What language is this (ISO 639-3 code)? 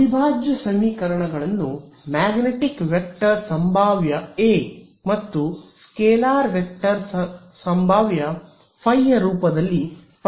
kan